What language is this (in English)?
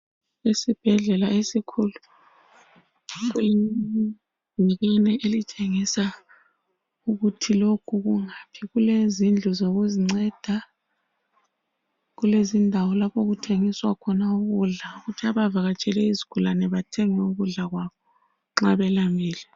North Ndebele